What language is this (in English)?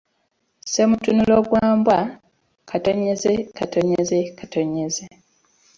Ganda